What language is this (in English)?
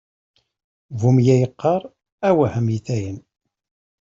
Kabyle